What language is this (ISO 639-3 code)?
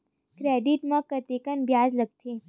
hne